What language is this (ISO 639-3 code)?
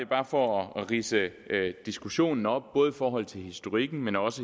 dan